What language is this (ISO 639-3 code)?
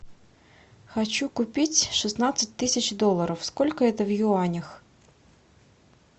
rus